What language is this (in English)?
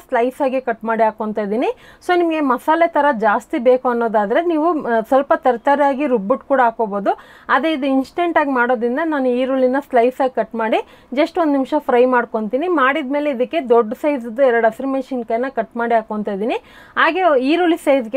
Kannada